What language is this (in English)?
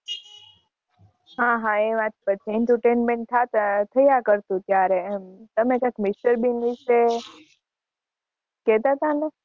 Gujarati